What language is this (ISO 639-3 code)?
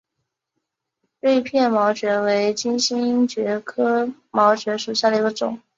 zho